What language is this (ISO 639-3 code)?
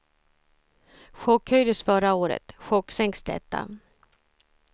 swe